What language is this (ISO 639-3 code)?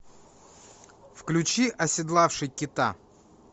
rus